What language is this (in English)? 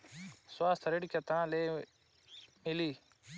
Bhojpuri